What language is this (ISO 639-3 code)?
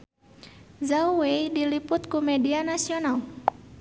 sun